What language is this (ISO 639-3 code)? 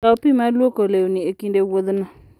luo